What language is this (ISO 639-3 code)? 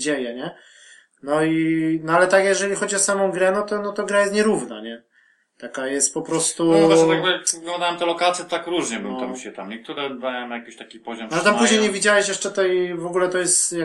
pol